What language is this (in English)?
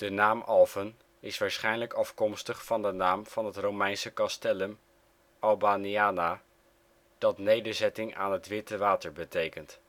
Dutch